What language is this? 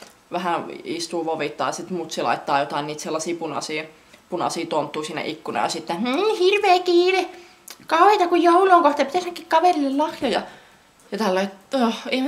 Finnish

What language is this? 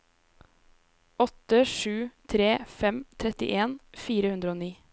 Norwegian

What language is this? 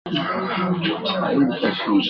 Swahili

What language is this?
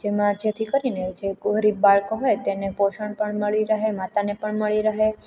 Gujarati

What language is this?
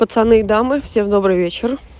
Russian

